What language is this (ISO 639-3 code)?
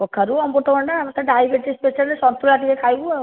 ori